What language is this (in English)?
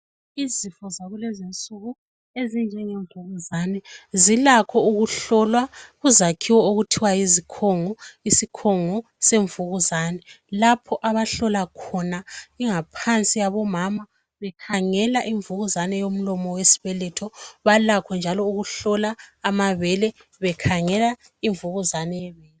North Ndebele